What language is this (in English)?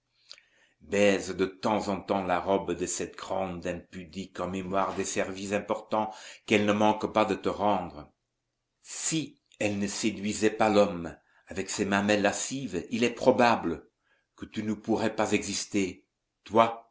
French